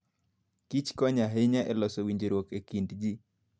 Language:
Luo (Kenya and Tanzania)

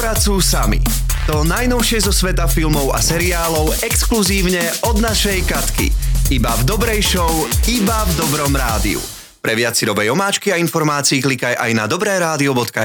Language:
Slovak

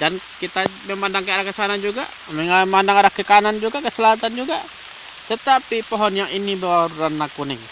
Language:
Indonesian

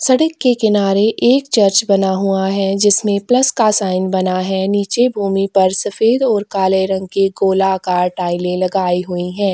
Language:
Hindi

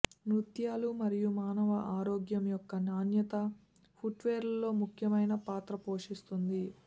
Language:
Telugu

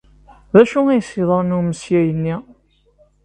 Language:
Kabyle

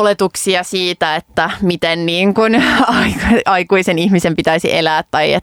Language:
Finnish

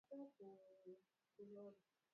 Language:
Swahili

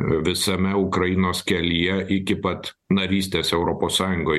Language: Lithuanian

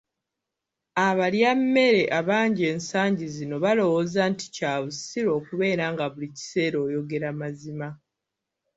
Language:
Ganda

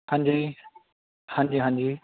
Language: Punjabi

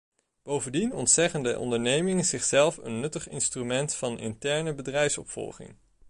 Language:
Dutch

